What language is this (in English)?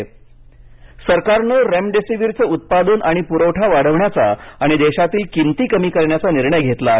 Marathi